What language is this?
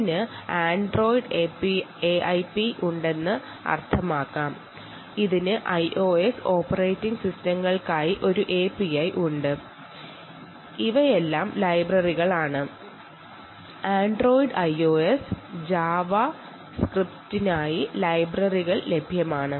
Malayalam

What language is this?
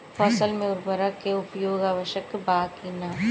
Bhojpuri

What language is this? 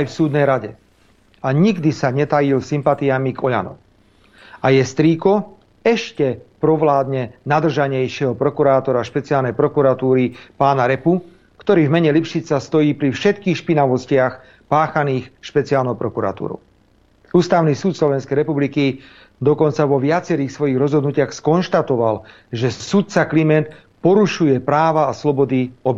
Slovak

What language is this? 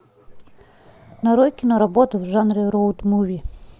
Russian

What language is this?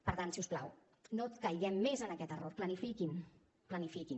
Catalan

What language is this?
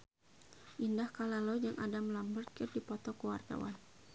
Sundanese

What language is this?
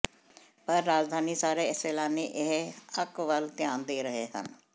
Punjabi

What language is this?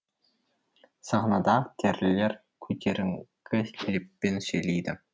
Kazakh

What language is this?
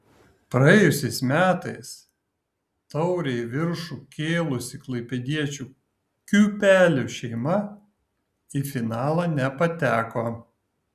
Lithuanian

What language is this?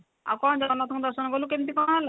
Odia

